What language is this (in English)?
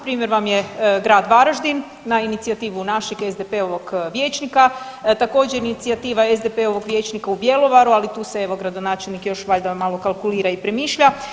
Croatian